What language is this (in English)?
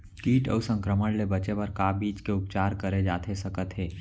Chhattisgarhi